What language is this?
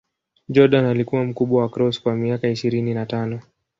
Swahili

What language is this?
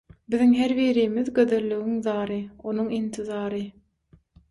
Turkmen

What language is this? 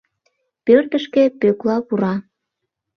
Mari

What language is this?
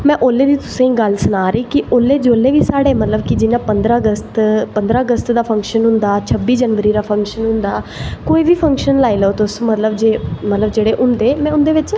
Dogri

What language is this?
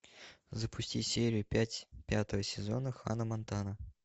Russian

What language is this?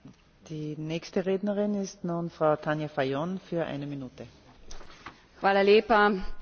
Slovenian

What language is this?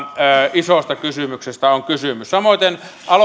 Finnish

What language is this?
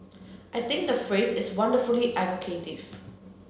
English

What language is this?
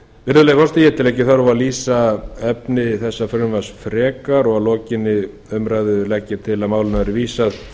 Icelandic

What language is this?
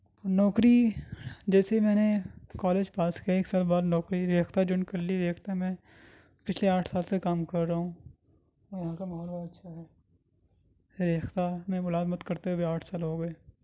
Urdu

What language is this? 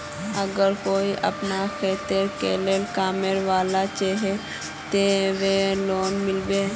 Magahi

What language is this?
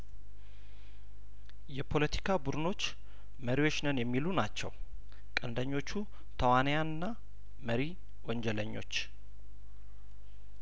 Amharic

